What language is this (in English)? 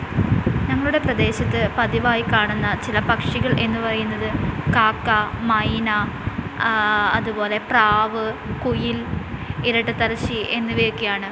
Malayalam